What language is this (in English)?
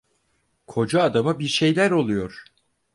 Turkish